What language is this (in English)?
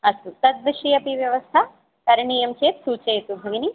Sanskrit